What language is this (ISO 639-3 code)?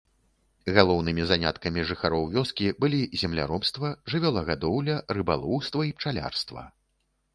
bel